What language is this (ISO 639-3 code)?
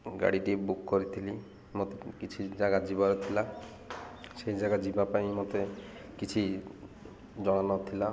ori